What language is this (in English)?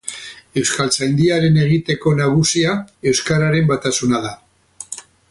Basque